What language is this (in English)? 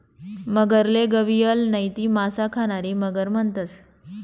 Marathi